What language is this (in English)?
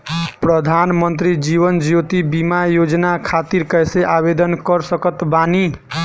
Bhojpuri